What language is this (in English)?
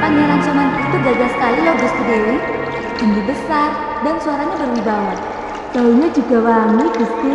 Indonesian